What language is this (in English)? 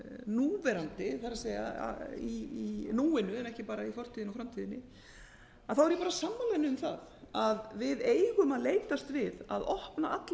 Icelandic